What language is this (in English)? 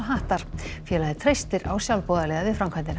Icelandic